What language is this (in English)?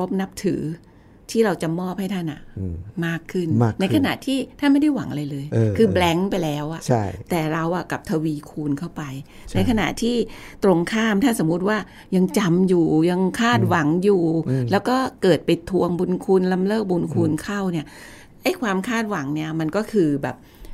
Thai